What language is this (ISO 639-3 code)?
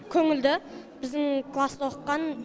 kaz